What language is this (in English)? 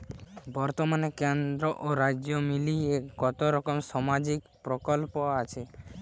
Bangla